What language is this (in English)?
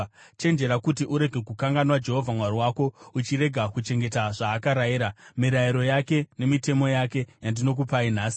Shona